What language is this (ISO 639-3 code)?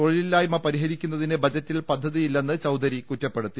mal